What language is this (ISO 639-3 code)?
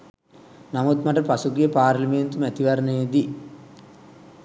sin